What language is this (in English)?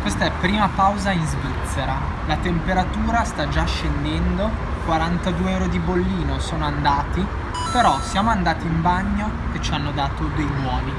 Italian